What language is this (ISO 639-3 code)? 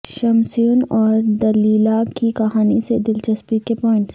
urd